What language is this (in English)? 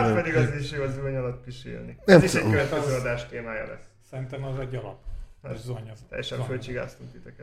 Hungarian